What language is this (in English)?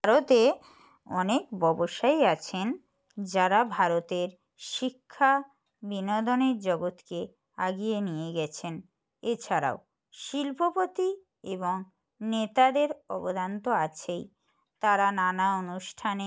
Bangla